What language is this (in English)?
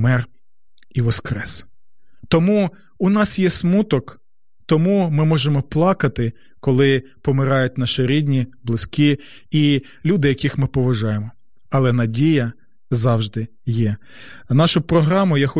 Ukrainian